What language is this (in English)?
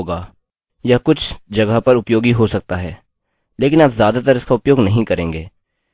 Hindi